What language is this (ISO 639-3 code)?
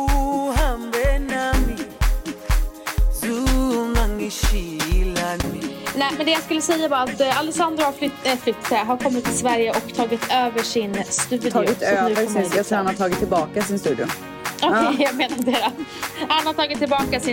swe